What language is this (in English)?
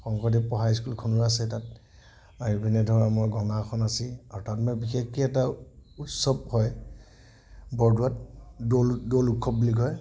Assamese